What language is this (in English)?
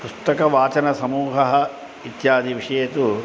Sanskrit